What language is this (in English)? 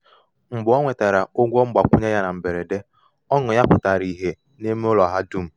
Igbo